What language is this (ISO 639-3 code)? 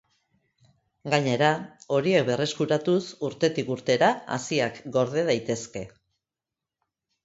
eus